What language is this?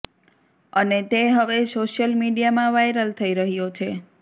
Gujarati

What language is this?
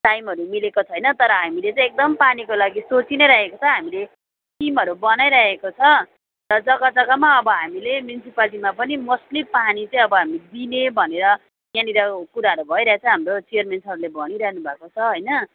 Nepali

